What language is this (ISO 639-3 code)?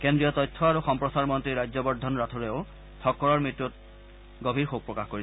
asm